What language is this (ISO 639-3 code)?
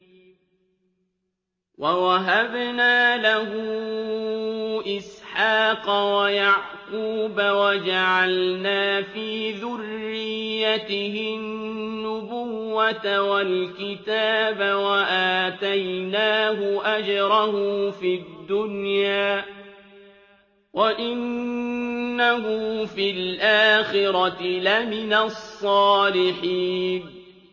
ara